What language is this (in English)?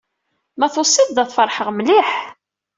Kabyle